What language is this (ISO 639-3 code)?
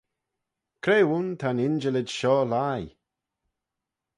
glv